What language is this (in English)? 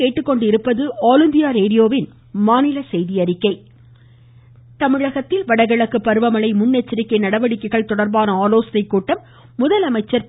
Tamil